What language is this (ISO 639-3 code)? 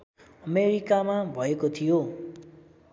nep